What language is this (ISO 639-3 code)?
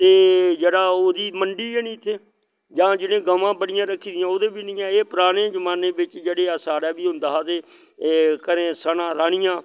doi